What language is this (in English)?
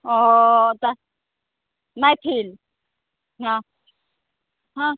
Maithili